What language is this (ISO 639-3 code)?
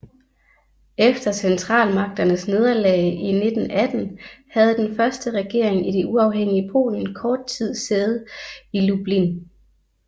dan